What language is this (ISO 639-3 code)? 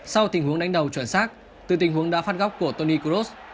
vie